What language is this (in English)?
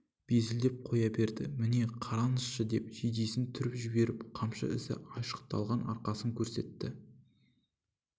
Kazakh